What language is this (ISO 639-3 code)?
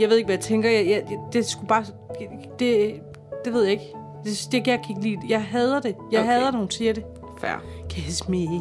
dan